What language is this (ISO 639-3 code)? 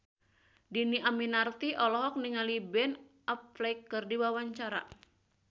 sun